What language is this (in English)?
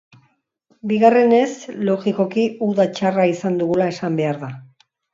Basque